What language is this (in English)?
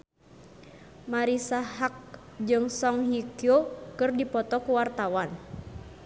Sundanese